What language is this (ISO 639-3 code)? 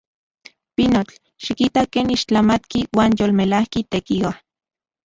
ncx